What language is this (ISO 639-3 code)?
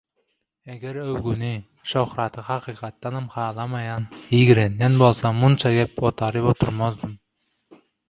tuk